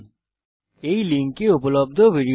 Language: Bangla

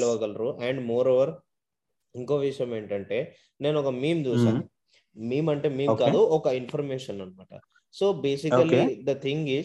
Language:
Telugu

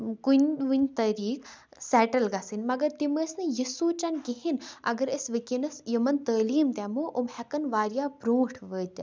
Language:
Kashmiri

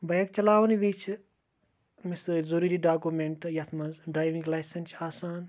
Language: Kashmiri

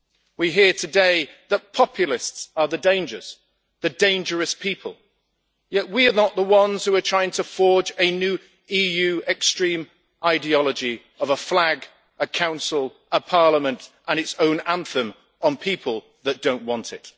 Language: English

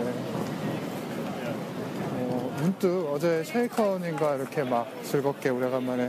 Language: Korean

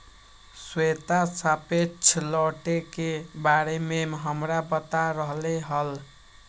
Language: Magahi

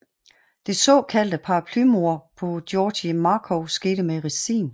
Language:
Danish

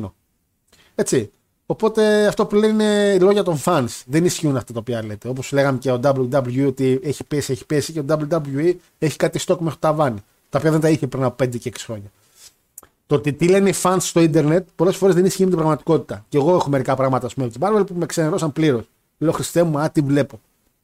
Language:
Greek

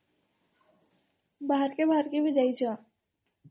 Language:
Odia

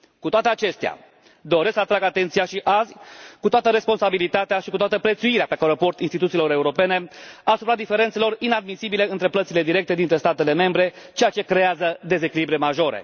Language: Romanian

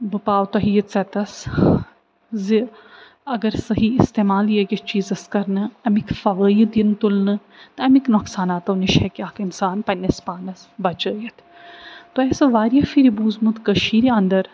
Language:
Kashmiri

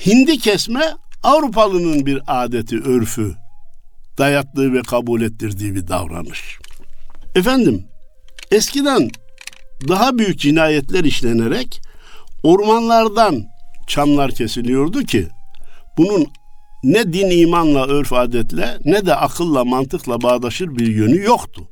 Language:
Turkish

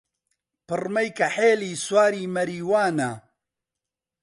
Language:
Central Kurdish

